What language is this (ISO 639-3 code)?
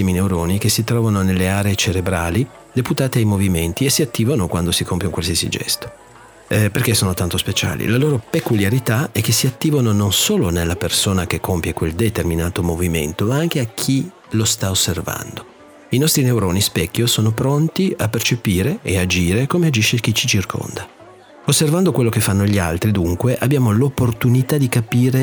ita